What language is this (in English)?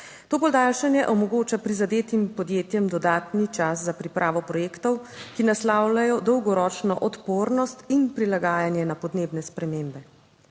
Slovenian